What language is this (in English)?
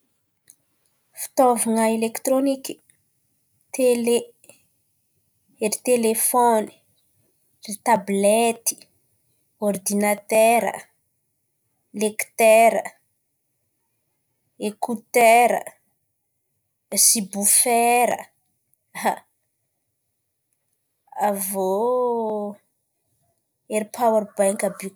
Antankarana Malagasy